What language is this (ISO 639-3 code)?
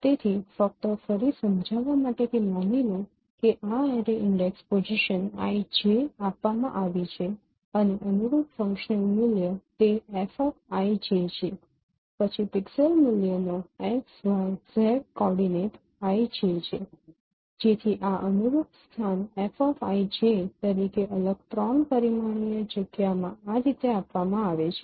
guj